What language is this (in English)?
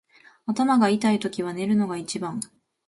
Japanese